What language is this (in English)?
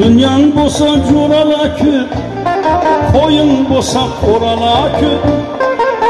Turkish